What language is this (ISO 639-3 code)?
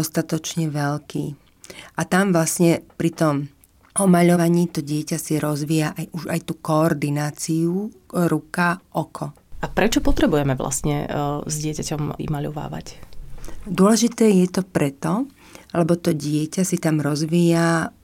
slk